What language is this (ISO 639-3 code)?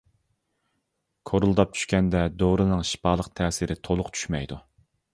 uig